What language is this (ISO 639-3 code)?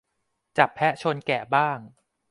tha